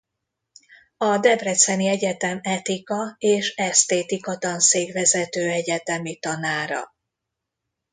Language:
Hungarian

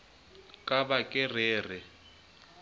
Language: Southern Sotho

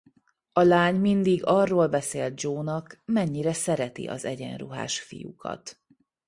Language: Hungarian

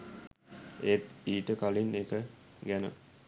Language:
Sinhala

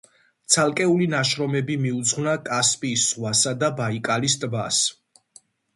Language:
Georgian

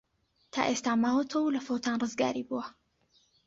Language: Central Kurdish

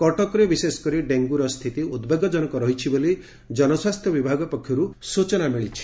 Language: Odia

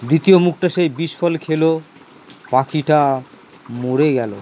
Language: Bangla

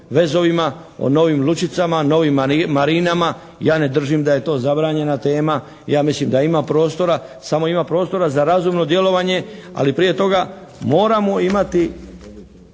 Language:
Croatian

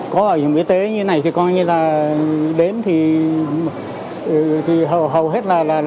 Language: Vietnamese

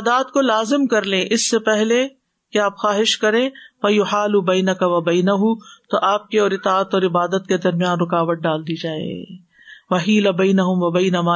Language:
Urdu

